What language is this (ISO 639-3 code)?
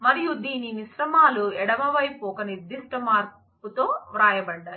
tel